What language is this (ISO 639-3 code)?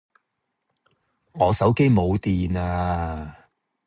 yue